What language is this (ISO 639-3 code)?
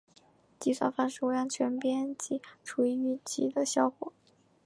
zho